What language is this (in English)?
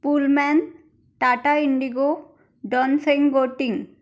Marathi